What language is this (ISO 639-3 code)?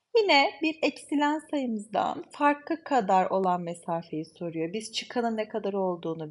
tur